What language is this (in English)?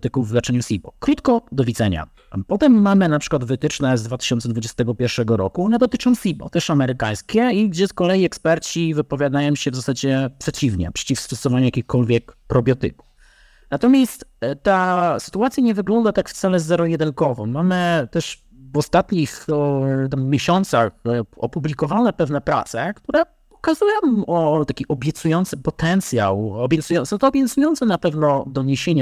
Polish